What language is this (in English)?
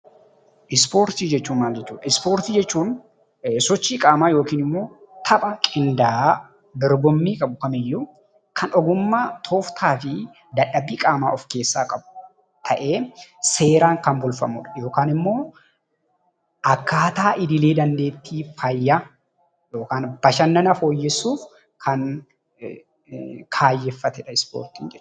Oromo